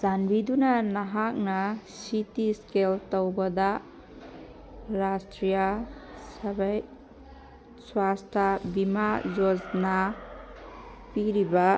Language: Manipuri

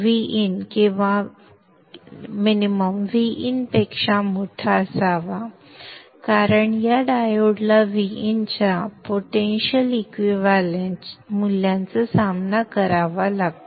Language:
Marathi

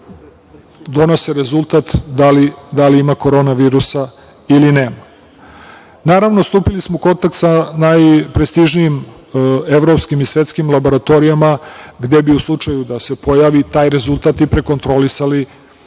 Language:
Serbian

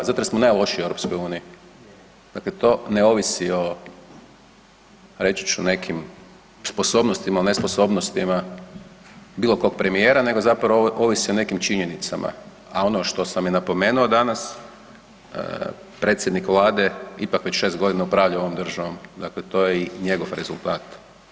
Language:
Croatian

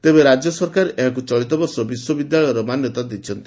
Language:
Odia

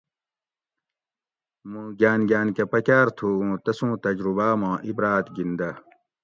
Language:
Gawri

